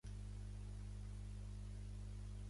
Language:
Catalan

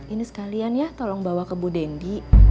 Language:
Indonesian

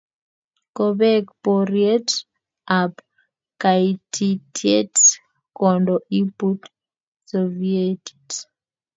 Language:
Kalenjin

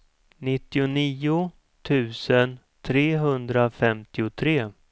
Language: Swedish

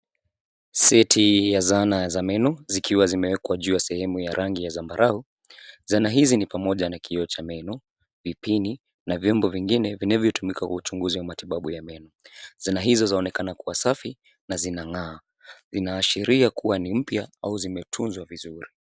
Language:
Swahili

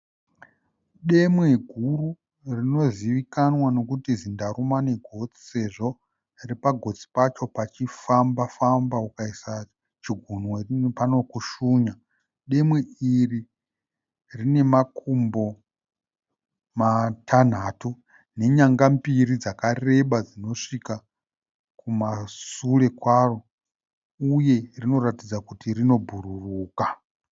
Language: Shona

